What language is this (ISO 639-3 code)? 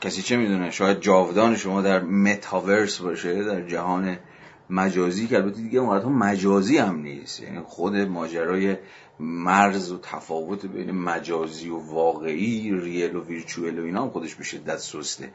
fas